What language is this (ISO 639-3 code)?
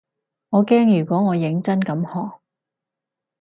yue